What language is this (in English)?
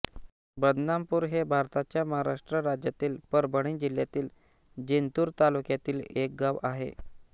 Marathi